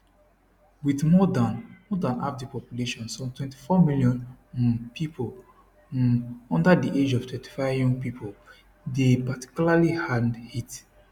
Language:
Nigerian Pidgin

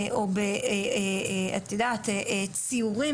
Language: Hebrew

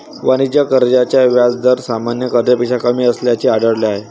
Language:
Marathi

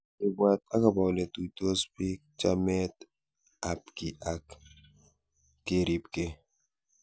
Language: Kalenjin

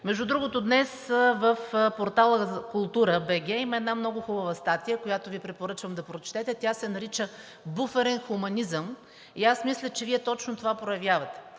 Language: Bulgarian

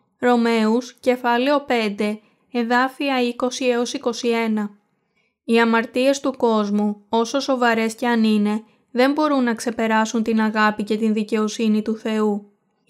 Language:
Greek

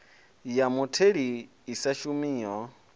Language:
Venda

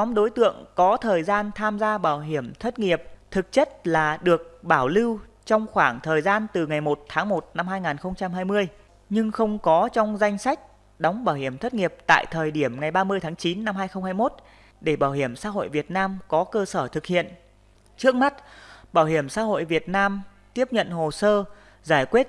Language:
Vietnamese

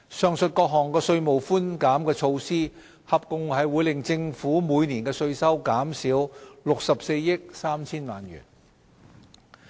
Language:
Cantonese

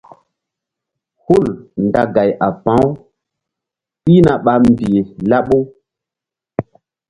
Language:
Mbum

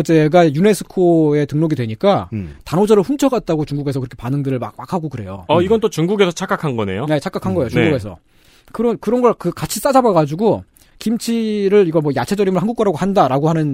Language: Korean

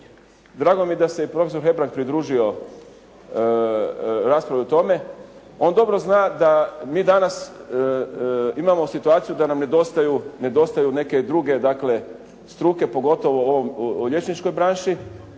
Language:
Croatian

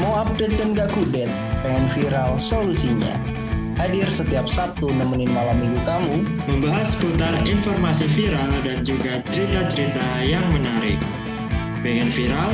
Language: Indonesian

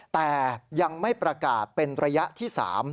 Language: Thai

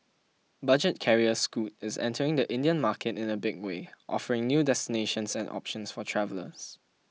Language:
English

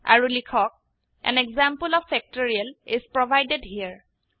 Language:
Assamese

